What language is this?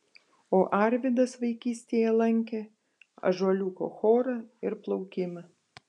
Lithuanian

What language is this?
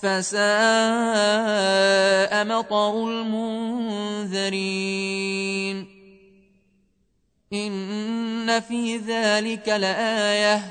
Arabic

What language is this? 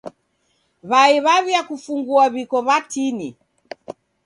Taita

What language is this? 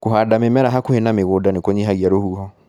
Kikuyu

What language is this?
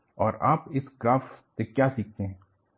Hindi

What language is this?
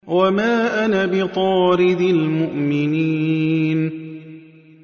Arabic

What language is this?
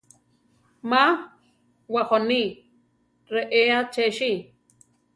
Central Tarahumara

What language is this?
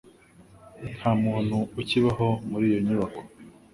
Kinyarwanda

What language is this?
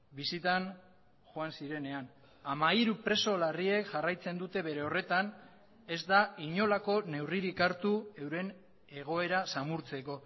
Basque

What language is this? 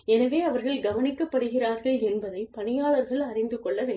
Tamil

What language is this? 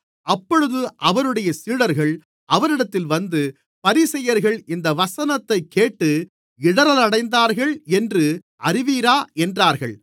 Tamil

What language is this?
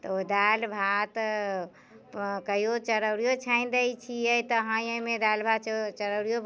Maithili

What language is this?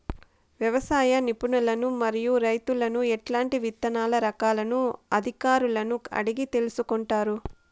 Telugu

